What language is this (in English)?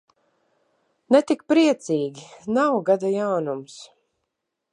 Latvian